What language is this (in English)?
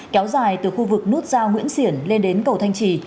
Vietnamese